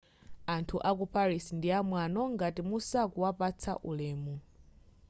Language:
Nyanja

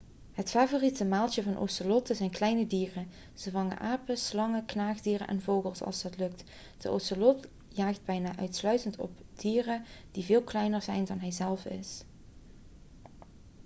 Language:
Dutch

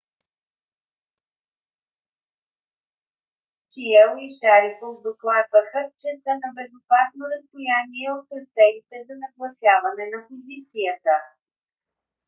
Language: Bulgarian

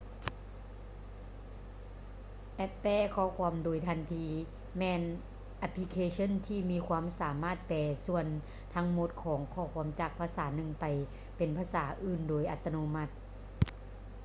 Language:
Lao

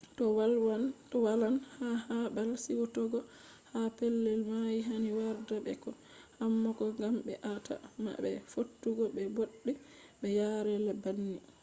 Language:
Fula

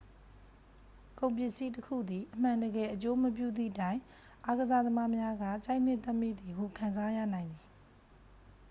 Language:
Burmese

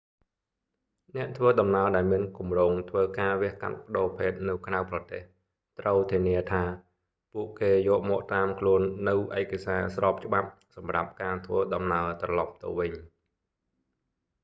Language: Khmer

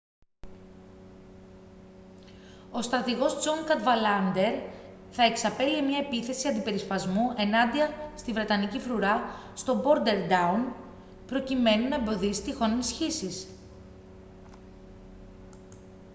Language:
Greek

